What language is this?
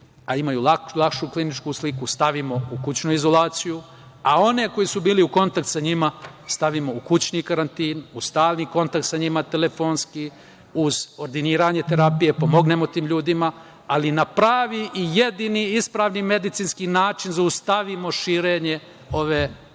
Serbian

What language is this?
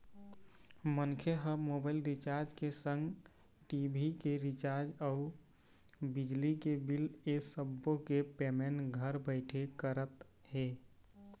Chhattisgarhi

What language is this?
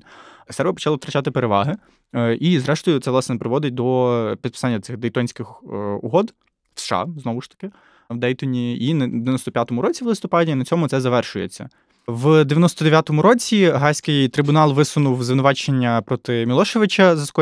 Ukrainian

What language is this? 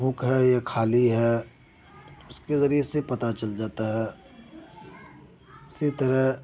Urdu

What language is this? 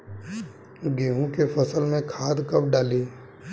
Bhojpuri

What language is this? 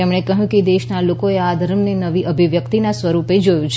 Gujarati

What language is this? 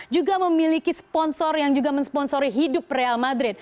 Indonesian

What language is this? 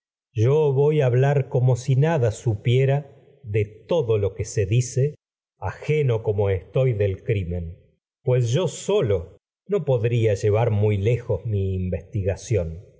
Spanish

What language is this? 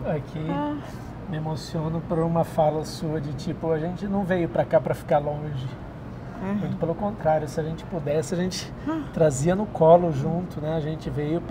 Portuguese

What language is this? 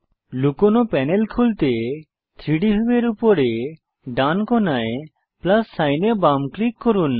Bangla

